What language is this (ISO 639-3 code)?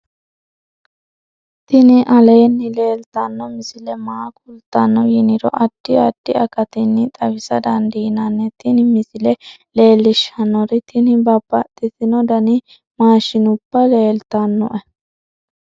sid